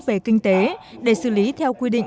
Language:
Vietnamese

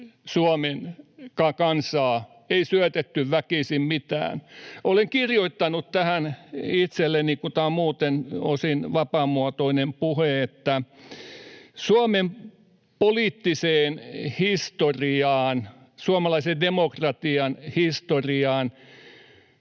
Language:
Finnish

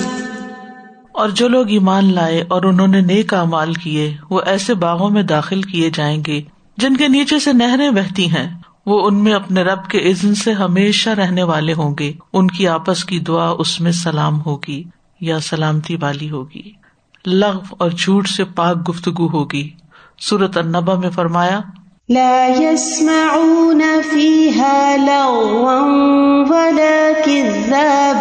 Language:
Urdu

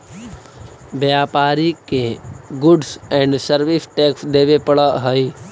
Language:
Magahi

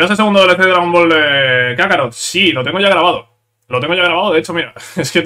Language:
Spanish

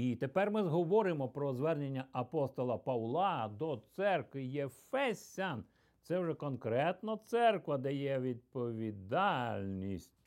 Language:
Ukrainian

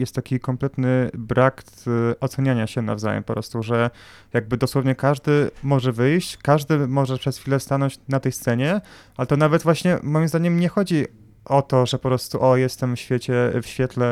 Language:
Polish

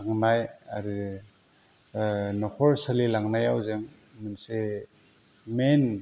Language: Bodo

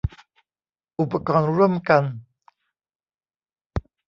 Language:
Thai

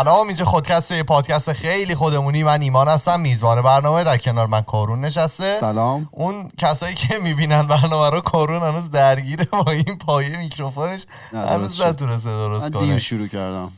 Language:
Persian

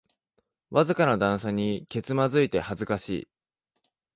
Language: Japanese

